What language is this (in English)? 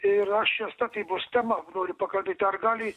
Lithuanian